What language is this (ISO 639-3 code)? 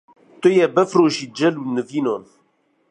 kur